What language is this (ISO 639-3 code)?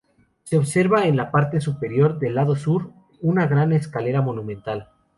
spa